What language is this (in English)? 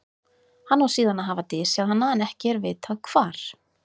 Icelandic